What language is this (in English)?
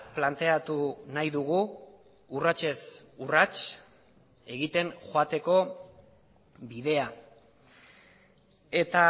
Basque